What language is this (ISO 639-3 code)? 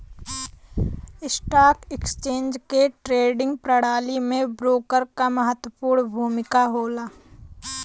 bho